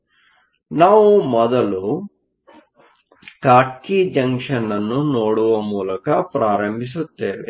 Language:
Kannada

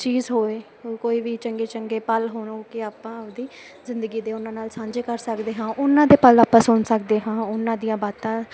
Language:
Punjabi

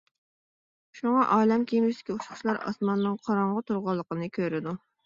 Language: Uyghur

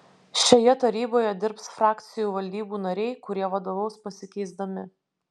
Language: Lithuanian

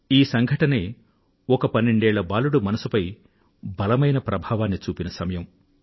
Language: Telugu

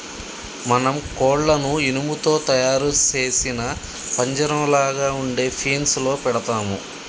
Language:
Telugu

